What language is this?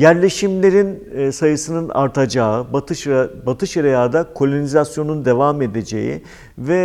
Turkish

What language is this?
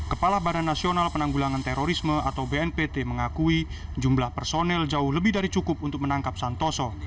Indonesian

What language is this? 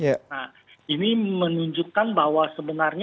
Indonesian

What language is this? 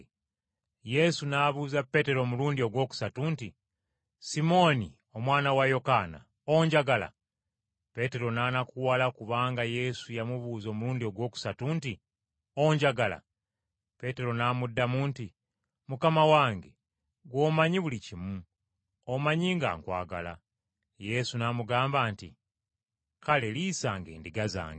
Ganda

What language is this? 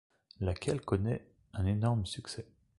French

